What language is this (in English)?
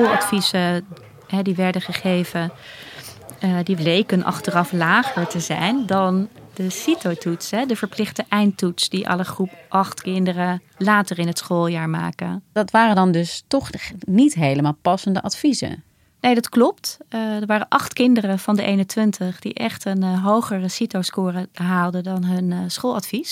Dutch